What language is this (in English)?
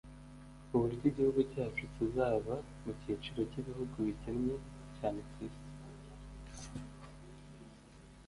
Kinyarwanda